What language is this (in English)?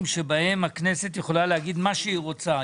Hebrew